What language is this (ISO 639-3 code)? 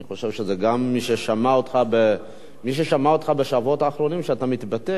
heb